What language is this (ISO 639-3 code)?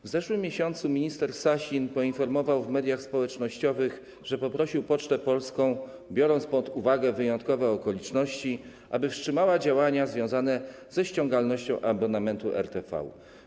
pol